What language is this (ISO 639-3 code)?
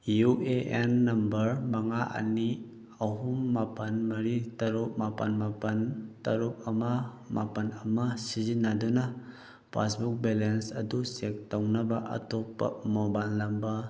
mni